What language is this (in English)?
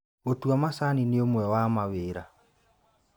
Kikuyu